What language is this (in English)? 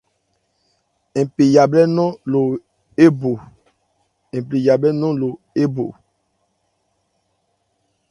Ebrié